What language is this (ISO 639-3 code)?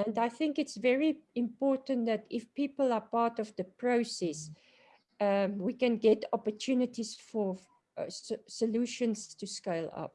eng